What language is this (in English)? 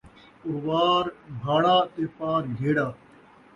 Saraiki